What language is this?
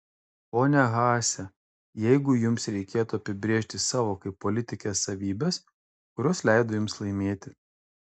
Lithuanian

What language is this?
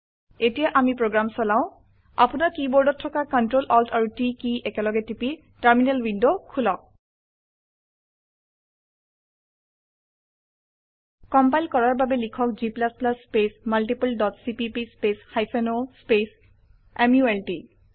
Assamese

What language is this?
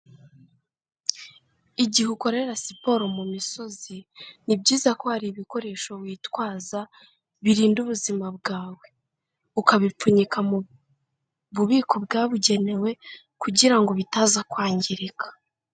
Kinyarwanda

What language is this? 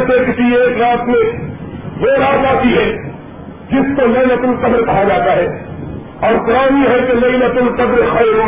Urdu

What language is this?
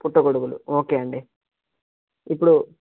Telugu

